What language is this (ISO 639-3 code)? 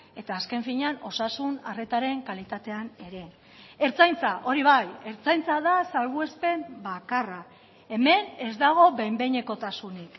eus